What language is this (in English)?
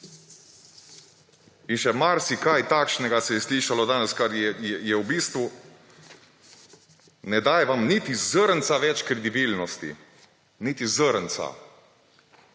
Slovenian